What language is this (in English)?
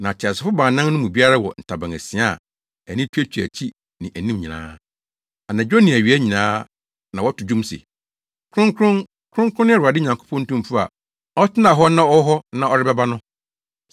Akan